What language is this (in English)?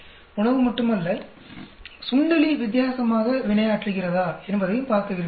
Tamil